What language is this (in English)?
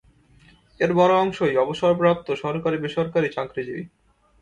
Bangla